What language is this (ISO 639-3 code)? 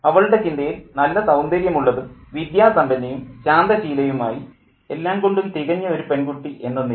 mal